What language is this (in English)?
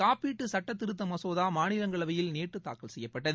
Tamil